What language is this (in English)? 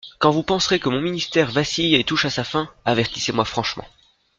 French